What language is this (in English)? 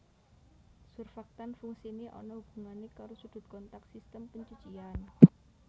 Javanese